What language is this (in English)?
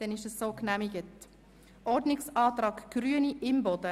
Swiss German